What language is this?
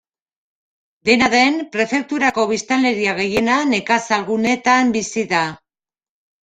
Basque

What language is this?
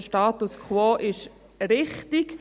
Swiss German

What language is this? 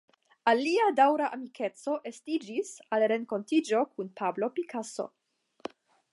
Esperanto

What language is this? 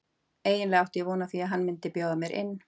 Icelandic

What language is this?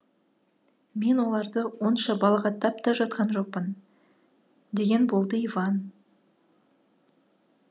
Kazakh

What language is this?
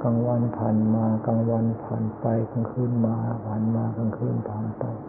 Thai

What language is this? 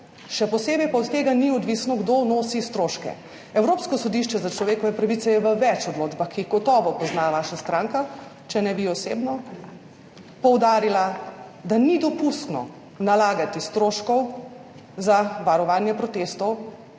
Slovenian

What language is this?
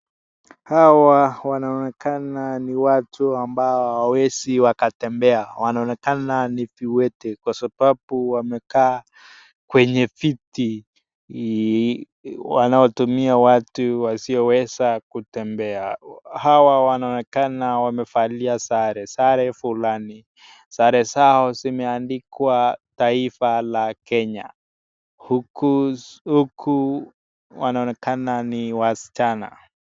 Swahili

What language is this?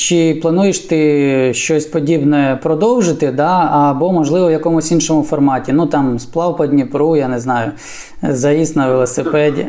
Ukrainian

